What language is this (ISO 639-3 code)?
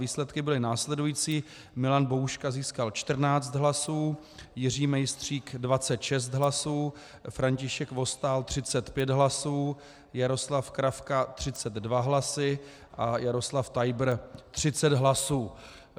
ces